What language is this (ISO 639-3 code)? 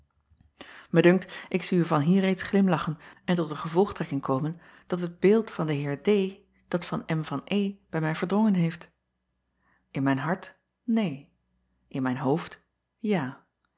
nld